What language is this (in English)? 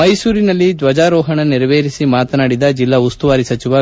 Kannada